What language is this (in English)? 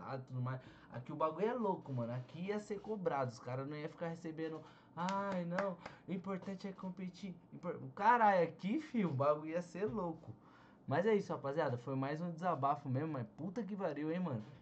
Portuguese